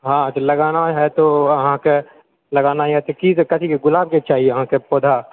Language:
Maithili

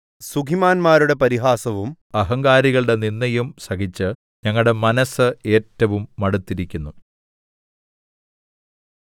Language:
Malayalam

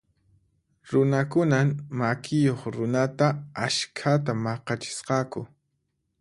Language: Puno Quechua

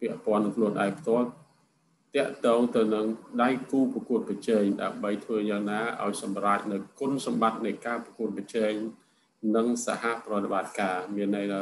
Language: Thai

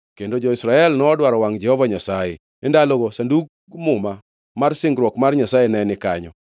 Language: Luo (Kenya and Tanzania)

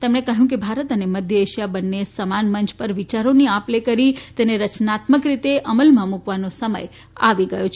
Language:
Gujarati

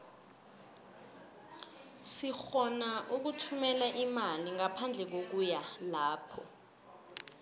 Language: South Ndebele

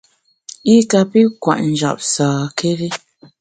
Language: Bamun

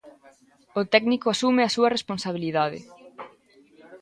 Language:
Galician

